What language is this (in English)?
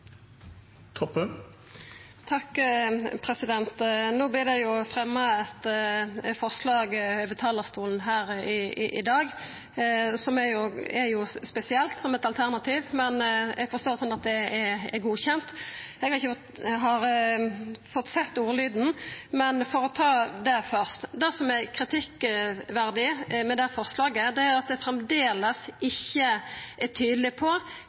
Norwegian Nynorsk